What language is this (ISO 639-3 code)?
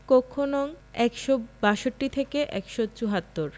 ben